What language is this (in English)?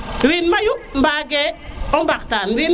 Serer